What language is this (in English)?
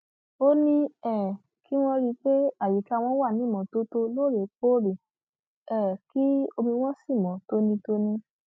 Yoruba